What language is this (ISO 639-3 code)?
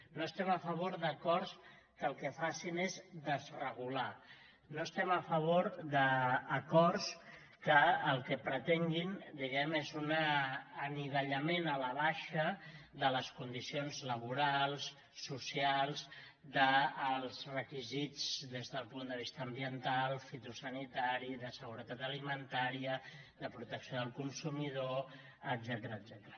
cat